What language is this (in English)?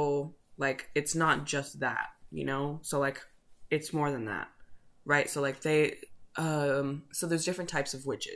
English